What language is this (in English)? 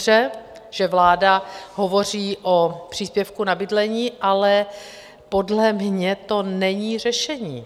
Czech